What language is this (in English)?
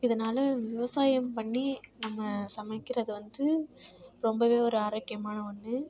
Tamil